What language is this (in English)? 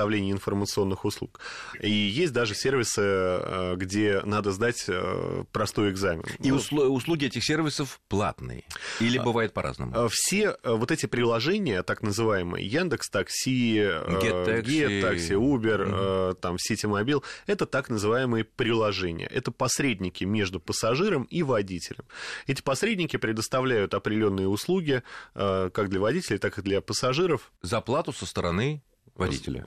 Russian